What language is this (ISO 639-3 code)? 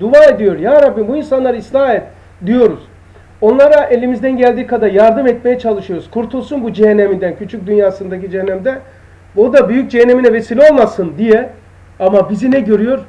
tur